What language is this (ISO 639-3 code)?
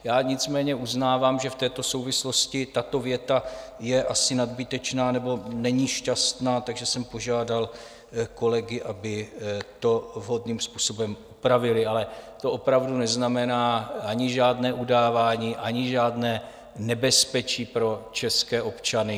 ces